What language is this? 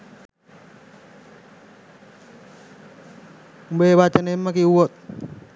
Sinhala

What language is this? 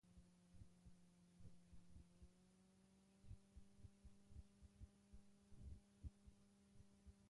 Basque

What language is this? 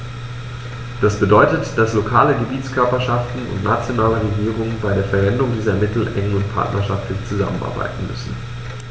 German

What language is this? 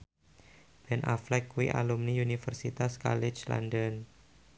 Javanese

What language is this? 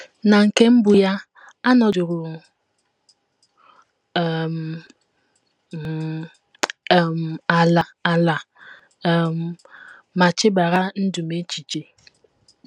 Igbo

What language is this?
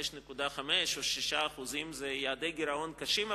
Hebrew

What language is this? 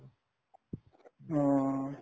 Assamese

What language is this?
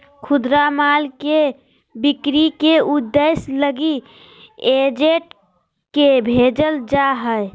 Magahi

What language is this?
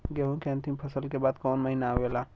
Bhojpuri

